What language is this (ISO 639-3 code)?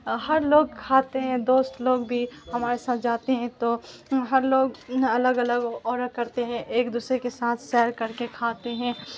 urd